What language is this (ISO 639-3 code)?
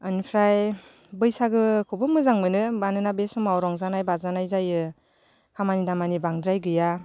brx